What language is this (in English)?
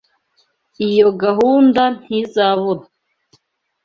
Kinyarwanda